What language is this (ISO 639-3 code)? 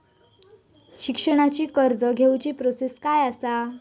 mar